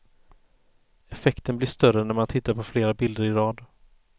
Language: Swedish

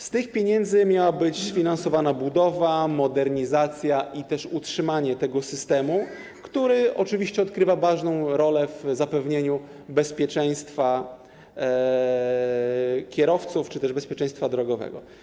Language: Polish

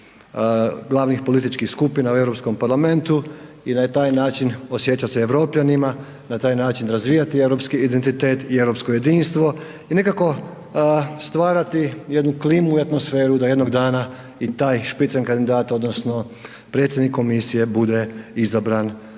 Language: Croatian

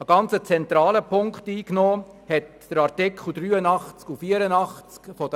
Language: Swiss German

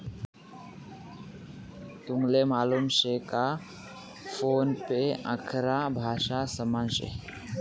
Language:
Marathi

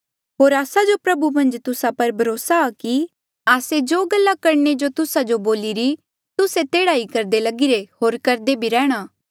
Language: Mandeali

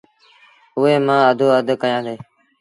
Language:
Sindhi Bhil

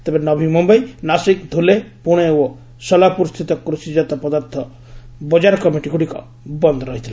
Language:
Odia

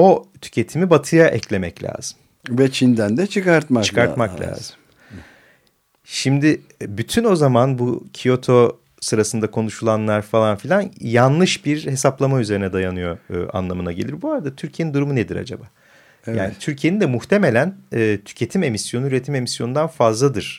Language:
Turkish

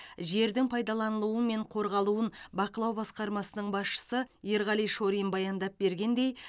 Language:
Kazakh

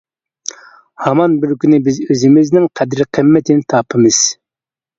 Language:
Uyghur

